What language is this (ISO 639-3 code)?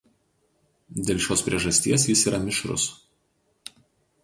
lit